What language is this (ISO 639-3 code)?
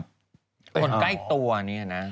tha